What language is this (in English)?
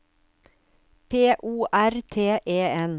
Norwegian